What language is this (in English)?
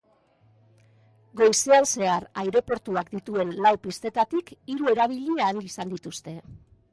Basque